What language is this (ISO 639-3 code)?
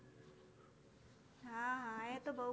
guj